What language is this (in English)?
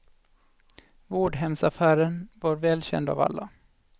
Swedish